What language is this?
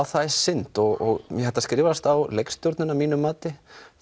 Icelandic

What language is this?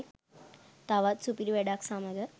Sinhala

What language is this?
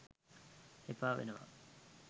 Sinhala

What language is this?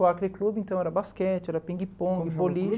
Portuguese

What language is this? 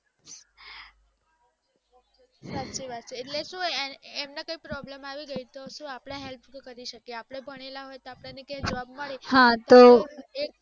Gujarati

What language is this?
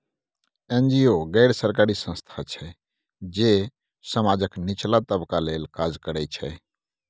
Maithili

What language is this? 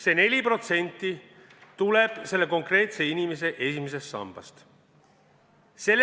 Estonian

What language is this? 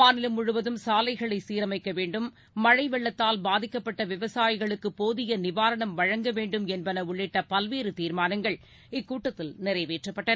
Tamil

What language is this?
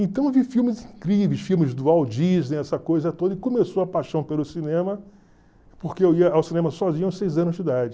Portuguese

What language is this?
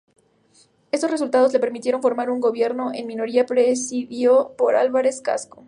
Spanish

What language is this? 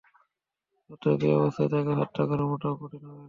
Bangla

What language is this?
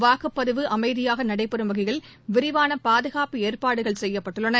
Tamil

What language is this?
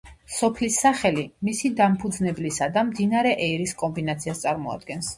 Georgian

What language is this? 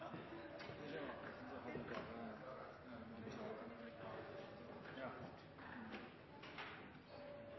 Norwegian Nynorsk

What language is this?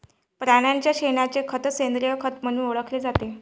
Marathi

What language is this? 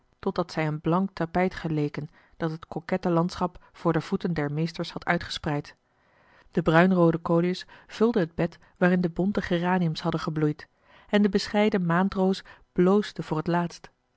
Dutch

